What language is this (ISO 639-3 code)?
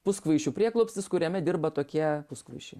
lit